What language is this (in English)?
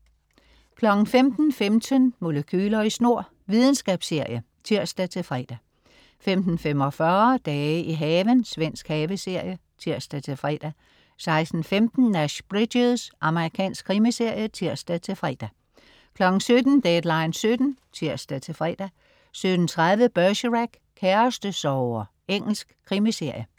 Danish